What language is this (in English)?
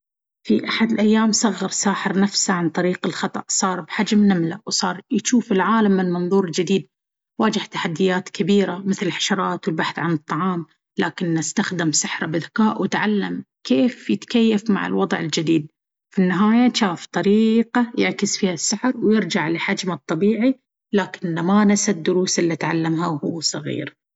Baharna Arabic